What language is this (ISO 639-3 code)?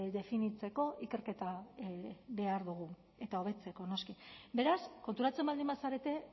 eus